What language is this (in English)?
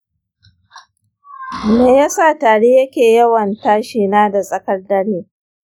Hausa